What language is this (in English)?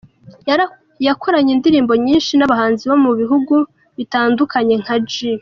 Kinyarwanda